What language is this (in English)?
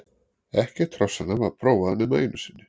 Icelandic